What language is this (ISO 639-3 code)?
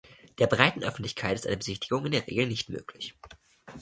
deu